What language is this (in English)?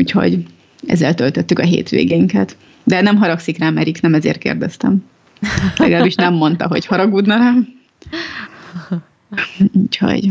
Hungarian